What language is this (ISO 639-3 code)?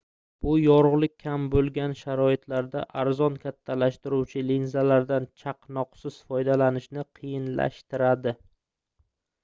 uzb